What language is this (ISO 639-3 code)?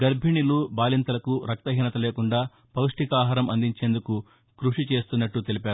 tel